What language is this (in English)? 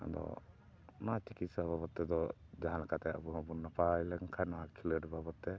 Santali